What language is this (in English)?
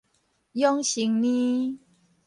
Min Nan Chinese